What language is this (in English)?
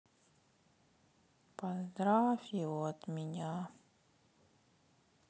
Russian